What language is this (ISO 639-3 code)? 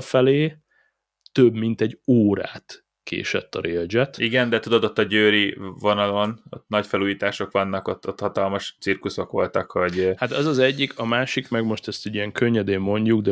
hun